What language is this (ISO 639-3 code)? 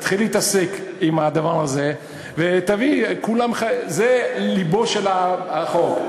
heb